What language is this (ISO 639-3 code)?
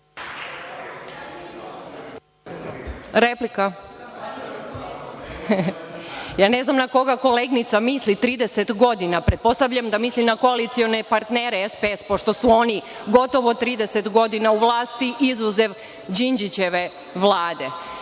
srp